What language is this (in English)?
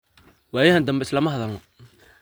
Somali